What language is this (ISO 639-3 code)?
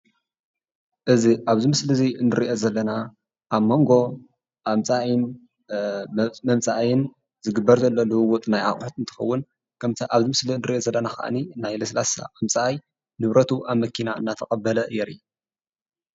tir